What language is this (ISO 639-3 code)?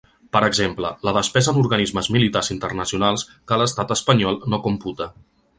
cat